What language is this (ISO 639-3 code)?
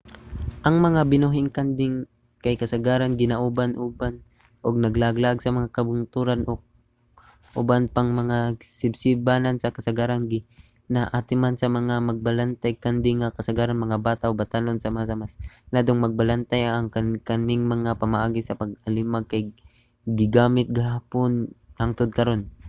ceb